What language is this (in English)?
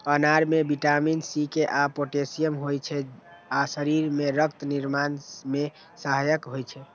Maithili